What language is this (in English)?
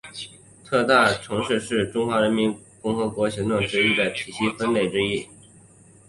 Chinese